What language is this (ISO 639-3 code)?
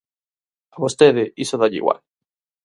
glg